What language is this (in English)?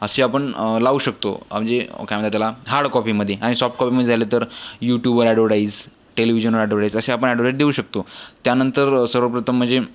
Marathi